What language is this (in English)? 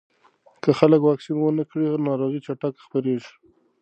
Pashto